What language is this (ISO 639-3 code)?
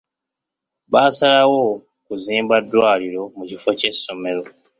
lug